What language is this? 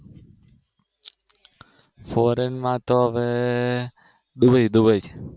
Gujarati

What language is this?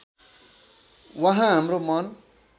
Nepali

